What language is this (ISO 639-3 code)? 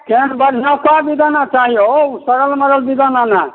mai